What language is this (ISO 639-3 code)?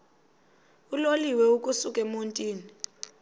xho